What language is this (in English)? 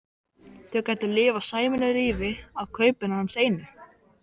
Icelandic